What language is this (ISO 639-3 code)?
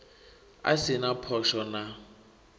ven